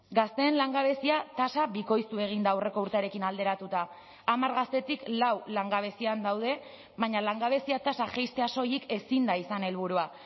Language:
Basque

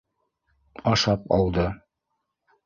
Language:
Bashkir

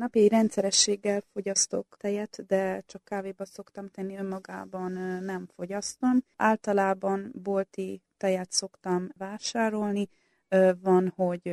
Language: Hungarian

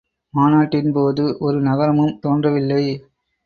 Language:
Tamil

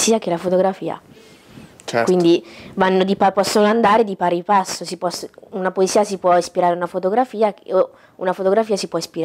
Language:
Italian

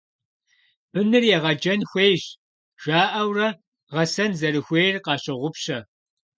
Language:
Kabardian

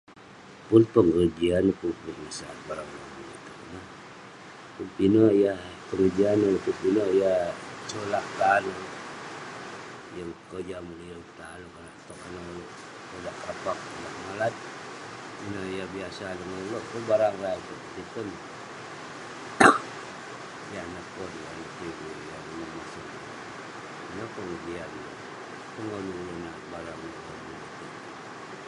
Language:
Western Penan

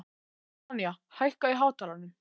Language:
Icelandic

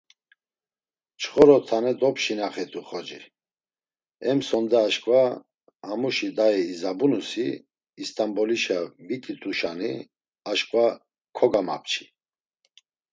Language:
Laz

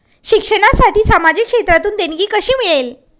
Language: Marathi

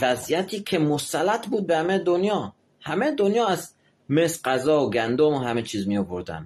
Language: Persian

